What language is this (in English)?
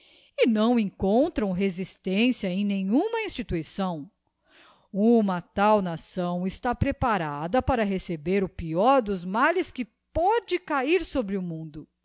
Portuguese